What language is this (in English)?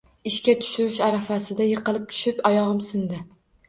Uzbek